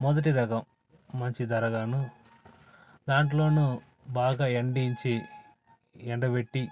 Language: Telugu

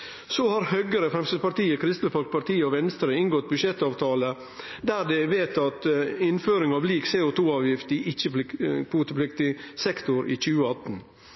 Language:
Norwegian Nynorsk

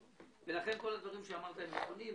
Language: Hebrew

